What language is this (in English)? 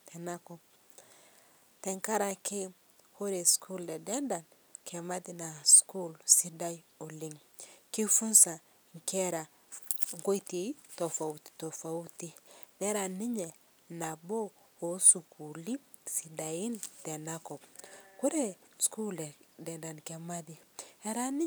Masai